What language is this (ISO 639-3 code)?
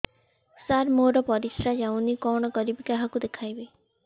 ori